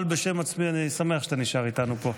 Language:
Hebrew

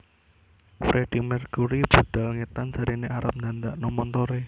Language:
Javanese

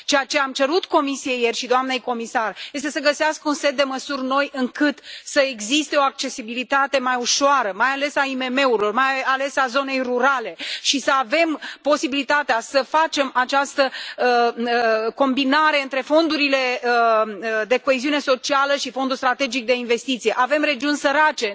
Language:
Romanian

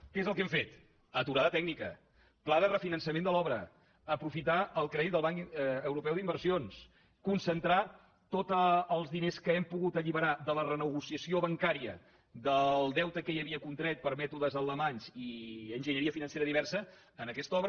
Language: Catalan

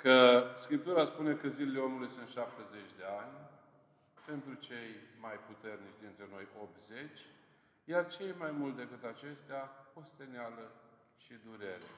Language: Romanian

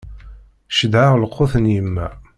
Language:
Kabyle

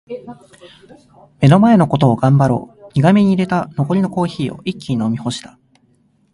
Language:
Japanese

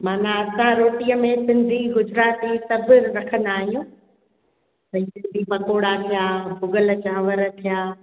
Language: Sindhi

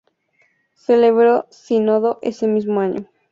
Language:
Spanish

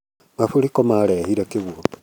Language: Kikuyu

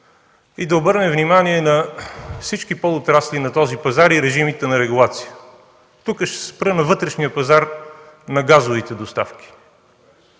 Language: Bulgarian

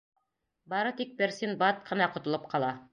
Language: Bashkir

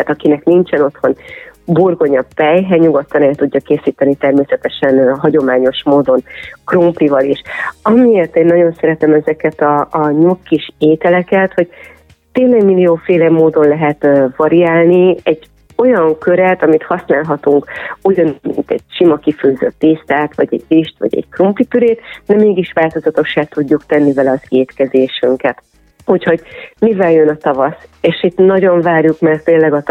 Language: Hungarian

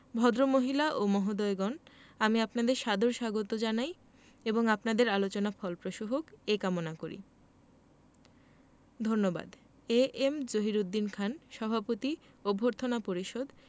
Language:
Bangla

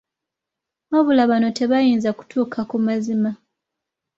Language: Ganda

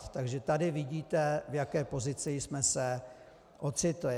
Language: Czech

